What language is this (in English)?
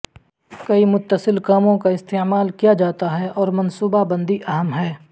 Urdu